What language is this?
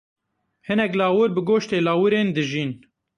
Kurdish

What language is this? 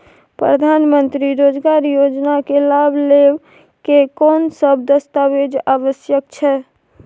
Maithili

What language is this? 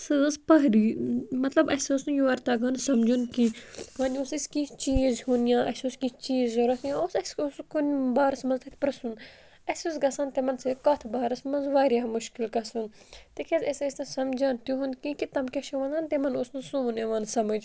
Kashmiri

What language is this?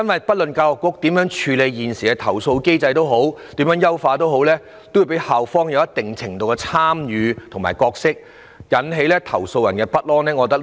Cantonese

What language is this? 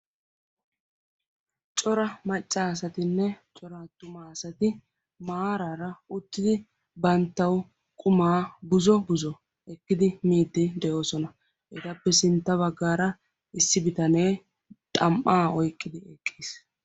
Wolaytta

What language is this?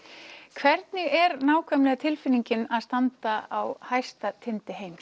Icelandic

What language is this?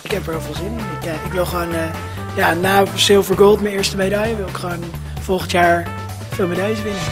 Dutch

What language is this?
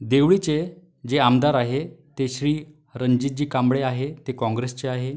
Marathi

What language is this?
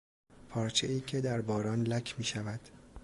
Persian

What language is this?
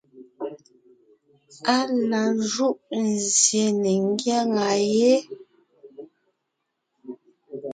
Ngiemboon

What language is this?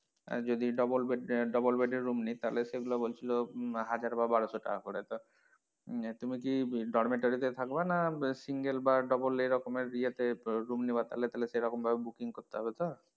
Bangla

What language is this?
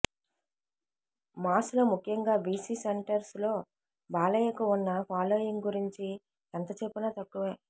Telugu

